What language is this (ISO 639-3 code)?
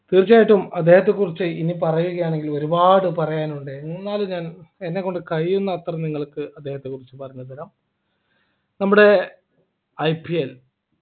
mal